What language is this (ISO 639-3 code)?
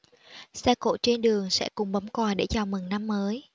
vie